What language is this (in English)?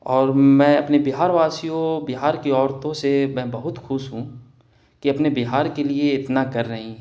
Urdu